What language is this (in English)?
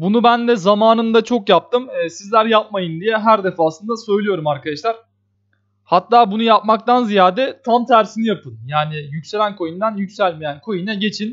Turkish